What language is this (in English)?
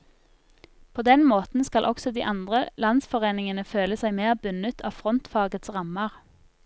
Norwegian